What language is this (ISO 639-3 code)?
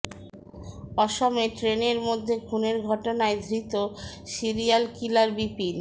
ben